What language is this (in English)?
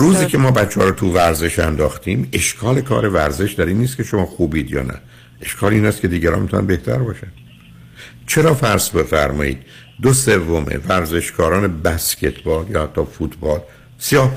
Persian